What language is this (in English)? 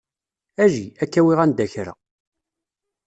Kabyle